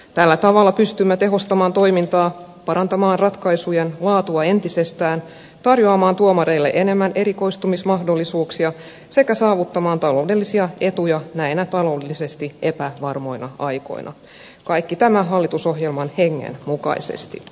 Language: Finnish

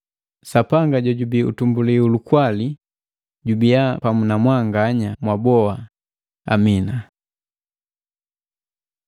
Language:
Matengo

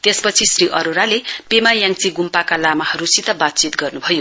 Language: Nepali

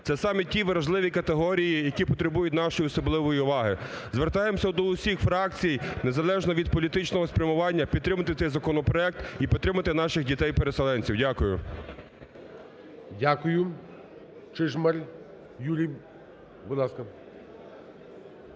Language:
Ukrainian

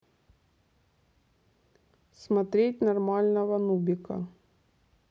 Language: Russian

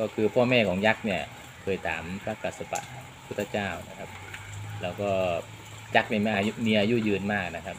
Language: Thai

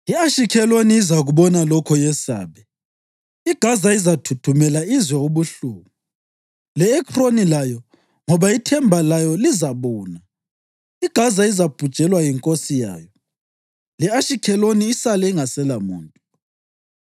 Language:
North Ndebele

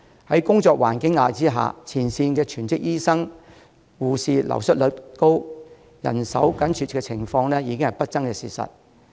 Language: Cantonese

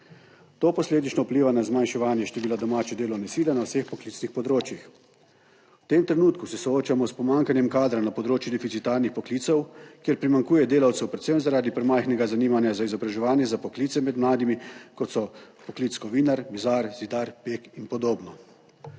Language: Slovenian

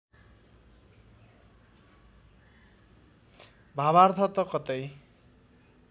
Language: Nepali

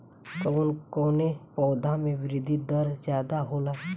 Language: Bhojpuri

